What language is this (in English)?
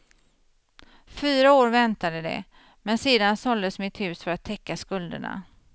Swedish